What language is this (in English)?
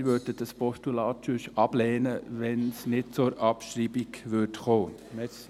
Swiss German